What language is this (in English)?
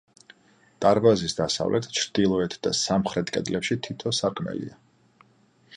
Georgian